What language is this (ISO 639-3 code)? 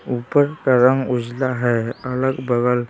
hin